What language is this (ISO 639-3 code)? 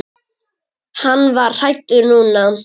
isl